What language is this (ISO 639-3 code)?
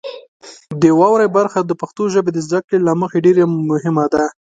pus